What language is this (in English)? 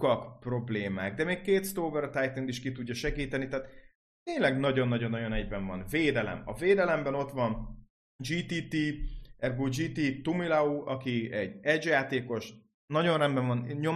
Hungarian